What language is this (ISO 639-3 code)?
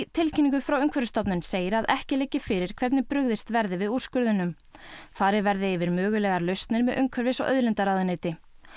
isl